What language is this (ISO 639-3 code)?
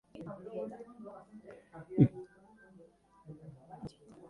eus